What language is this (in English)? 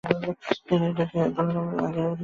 Bangla